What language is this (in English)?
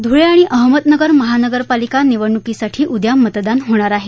Marathi